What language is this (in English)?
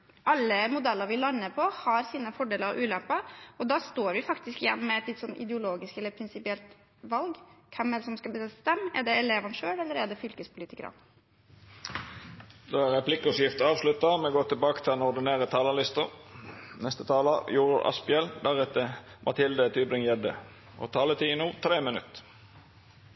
Norwegian